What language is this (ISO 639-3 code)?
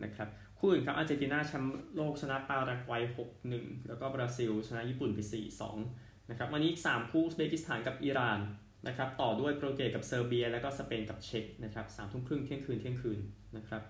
tha